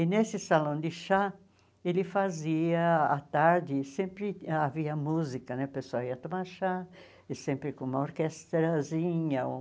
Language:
Portuguese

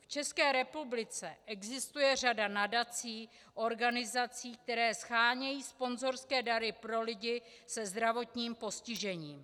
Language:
Czech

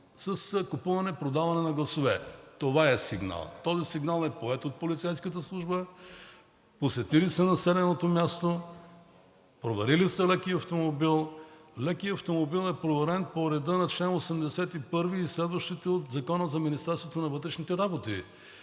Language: Bulgarian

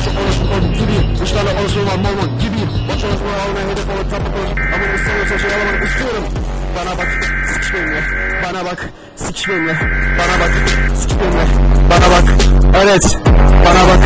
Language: Turkish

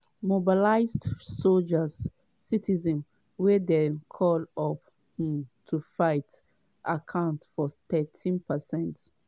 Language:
Nigerian Pidgin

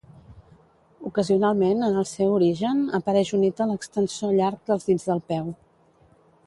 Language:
Catalan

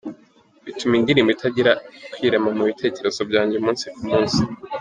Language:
Kinyarwanda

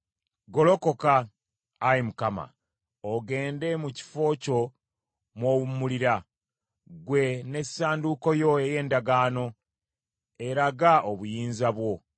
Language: Ganda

